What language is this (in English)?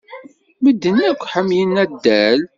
Kabyle